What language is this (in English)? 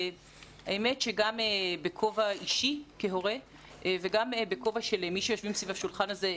Hebrew